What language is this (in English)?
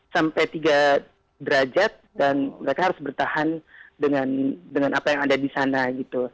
Indonesian